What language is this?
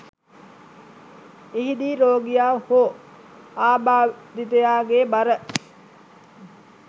Sinhala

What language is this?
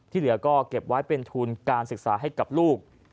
Thai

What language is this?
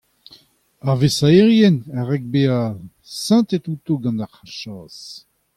Breton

